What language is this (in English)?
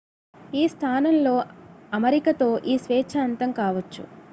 Telugu